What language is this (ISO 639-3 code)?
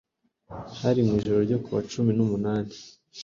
kin